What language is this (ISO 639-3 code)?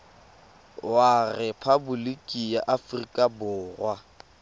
tsn